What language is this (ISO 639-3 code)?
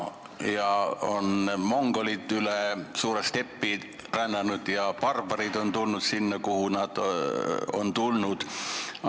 est